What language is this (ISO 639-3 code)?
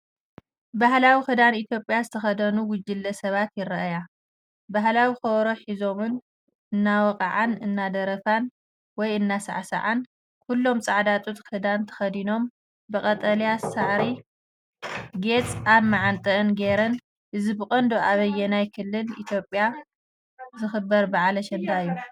tir